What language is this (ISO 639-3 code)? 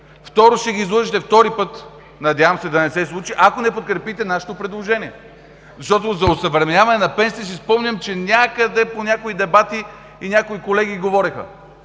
bul